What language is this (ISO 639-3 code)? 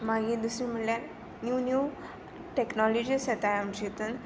kok